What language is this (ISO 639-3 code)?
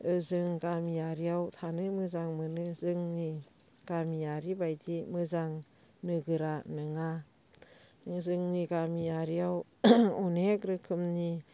brx